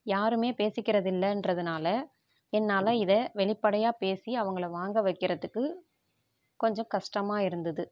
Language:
Tamil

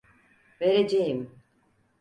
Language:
Turkish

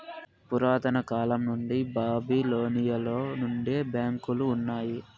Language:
Telugu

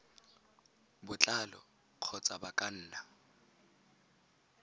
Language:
Tswana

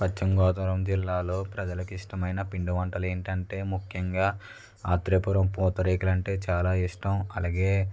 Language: Telugu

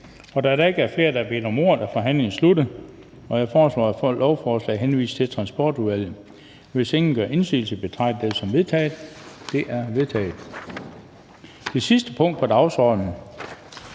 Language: Danish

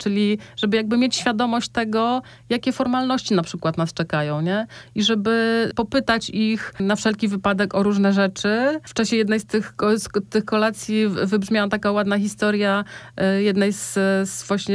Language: Polish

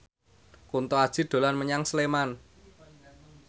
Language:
Javanese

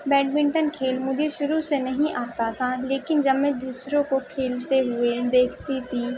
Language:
Urdu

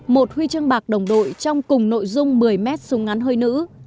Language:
Vietnamese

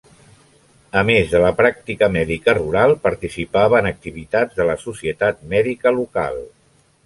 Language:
Catalan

